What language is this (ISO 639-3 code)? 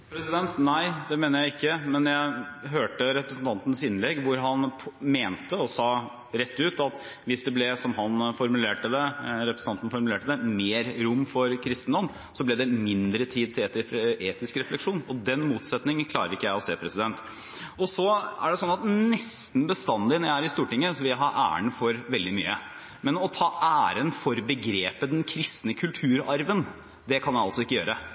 nor